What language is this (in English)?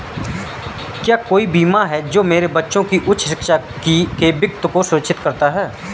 Hindi